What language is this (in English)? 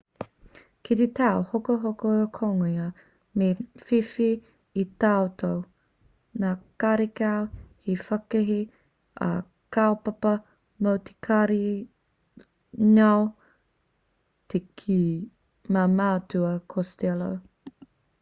Māori